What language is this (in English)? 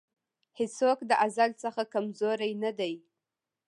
Pashto